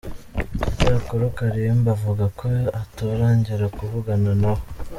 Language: Kinyarwanda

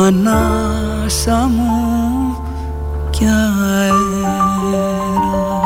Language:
Greek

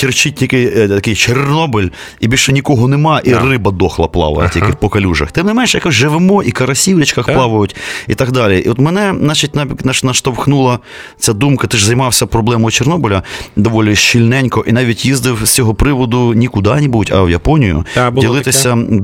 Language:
Ukrainian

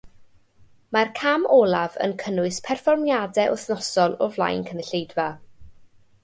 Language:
Welsh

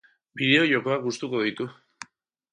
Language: Basque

